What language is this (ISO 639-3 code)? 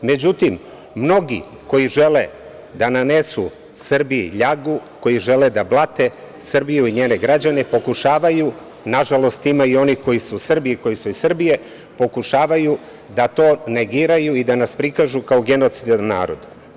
srp